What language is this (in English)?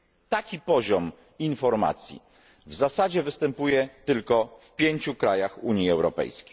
Polish